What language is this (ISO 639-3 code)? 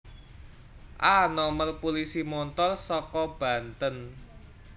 jav